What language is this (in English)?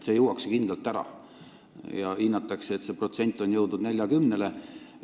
Estonian